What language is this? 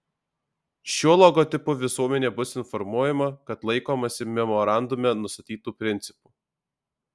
Lithuanian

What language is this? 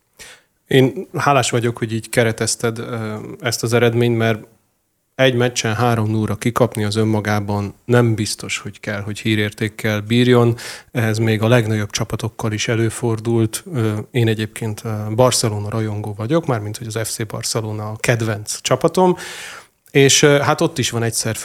Hungarian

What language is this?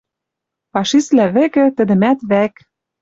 Western Mari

